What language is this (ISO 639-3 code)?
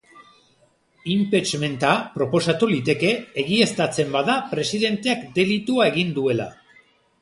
eus